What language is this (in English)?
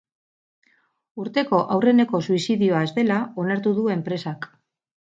Basque